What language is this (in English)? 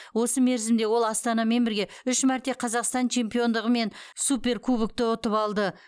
Kazakh